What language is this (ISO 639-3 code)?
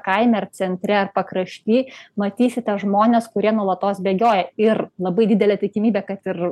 lit